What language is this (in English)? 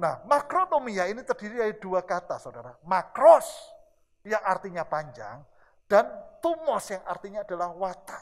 Indonesian